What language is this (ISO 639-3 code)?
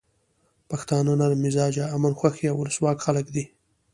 pus